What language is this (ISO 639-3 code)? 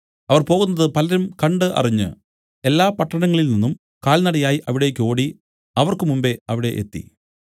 mal